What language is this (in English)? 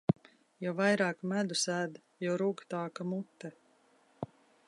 Latvian